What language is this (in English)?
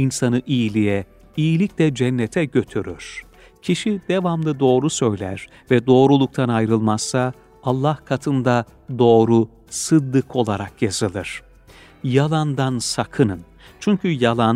Turkish